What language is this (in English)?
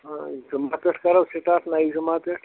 Kashmiri